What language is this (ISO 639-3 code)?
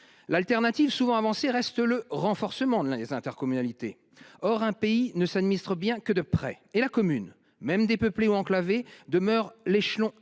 fra